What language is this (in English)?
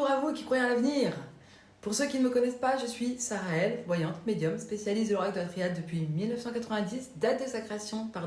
French